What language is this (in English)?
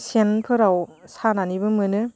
Bodo